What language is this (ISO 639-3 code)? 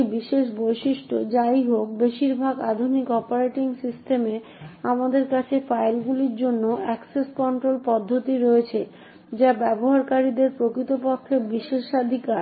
ben